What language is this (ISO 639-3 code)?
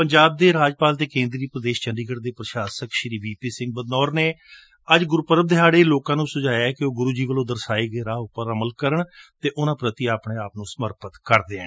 pan